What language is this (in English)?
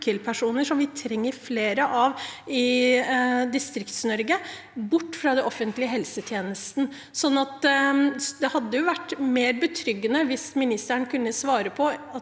Norwegian